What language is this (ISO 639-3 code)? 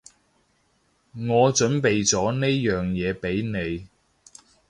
yue